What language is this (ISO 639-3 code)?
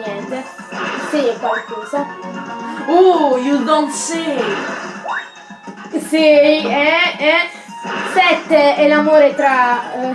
ita